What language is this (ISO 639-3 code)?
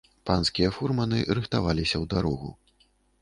bel